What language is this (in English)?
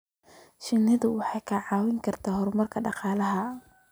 Somali